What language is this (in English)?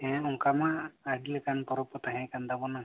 Santali